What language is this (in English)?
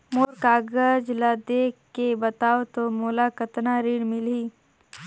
Chhattisgarhi